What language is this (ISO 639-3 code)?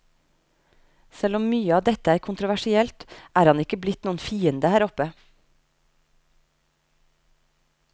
nor